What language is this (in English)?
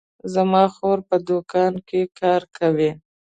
Pashto